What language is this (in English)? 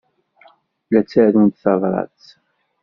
Kabyle